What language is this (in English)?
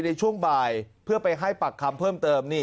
Thai